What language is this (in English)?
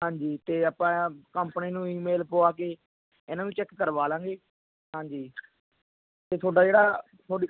Punjabi